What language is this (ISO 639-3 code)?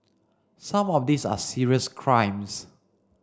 eng